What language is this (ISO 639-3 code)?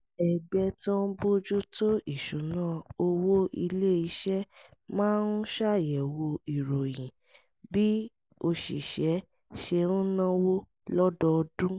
yor